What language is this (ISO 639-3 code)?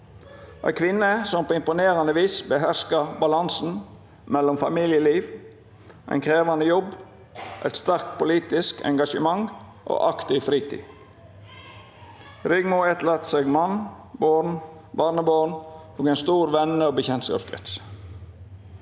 nor